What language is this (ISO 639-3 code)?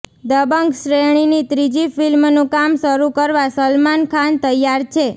guj